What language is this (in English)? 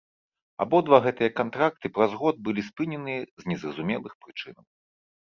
Belarusian